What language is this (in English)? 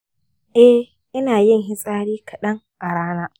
Hausa